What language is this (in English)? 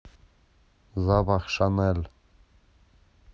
Russian